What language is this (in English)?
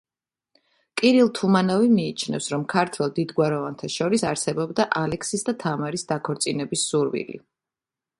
Georgian